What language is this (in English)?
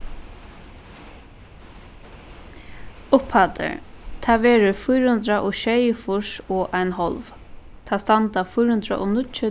Faroese